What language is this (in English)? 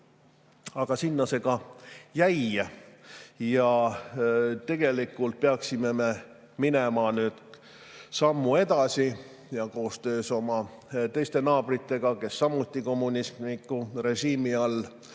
Estonian